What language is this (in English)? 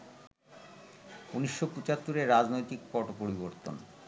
Bangla